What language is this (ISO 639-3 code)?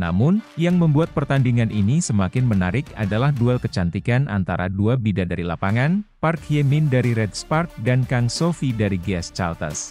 ind